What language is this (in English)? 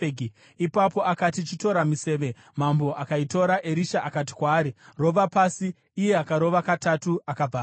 Shona